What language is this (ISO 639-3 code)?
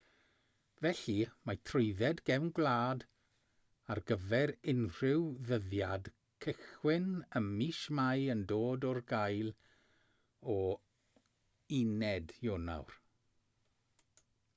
cym